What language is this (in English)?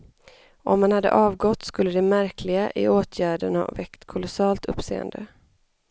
Swedish